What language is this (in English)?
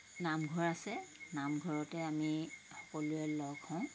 Assamese